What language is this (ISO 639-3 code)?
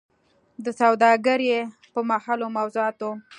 pus